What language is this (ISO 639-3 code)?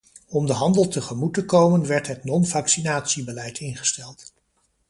nld